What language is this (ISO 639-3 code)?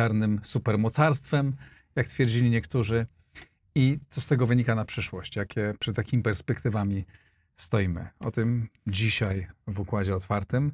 pol